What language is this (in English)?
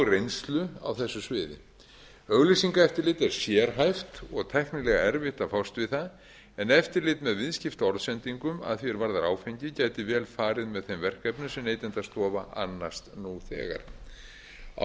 Icelandic